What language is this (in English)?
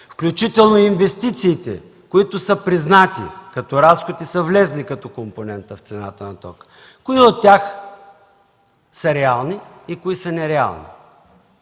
Bulgarian